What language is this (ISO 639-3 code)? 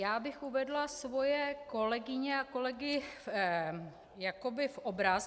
ces